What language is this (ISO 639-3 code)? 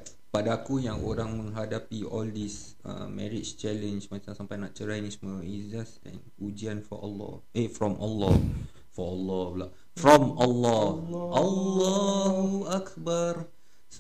msa